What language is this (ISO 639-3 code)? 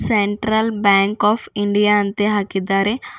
kan